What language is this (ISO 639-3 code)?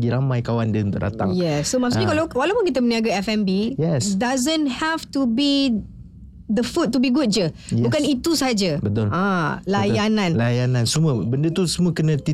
msa